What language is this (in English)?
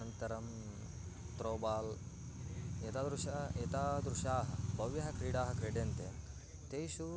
Sanskrit